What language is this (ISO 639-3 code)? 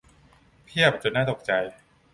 tha